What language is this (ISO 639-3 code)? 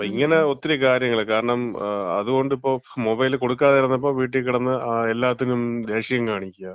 mal